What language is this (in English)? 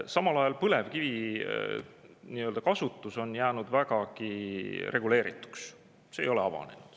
Estonian